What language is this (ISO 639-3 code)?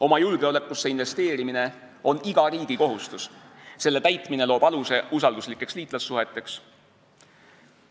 est